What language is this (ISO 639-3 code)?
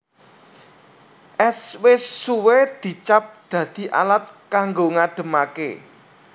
jav